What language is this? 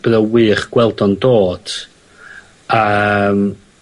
Welsh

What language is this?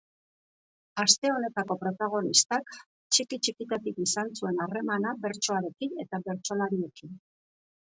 Basque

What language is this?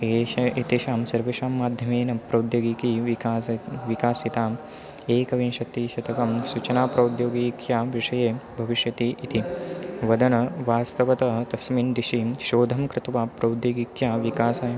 Sanskrit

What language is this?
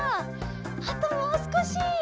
Japanese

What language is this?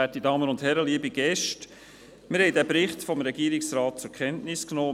Swiss German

